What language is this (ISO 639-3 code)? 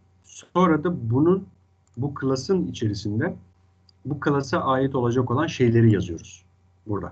tur